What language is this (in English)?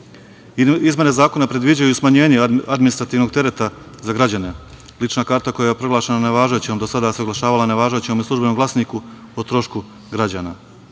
Serbian